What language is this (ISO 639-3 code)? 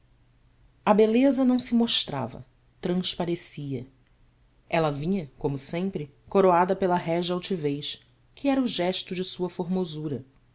por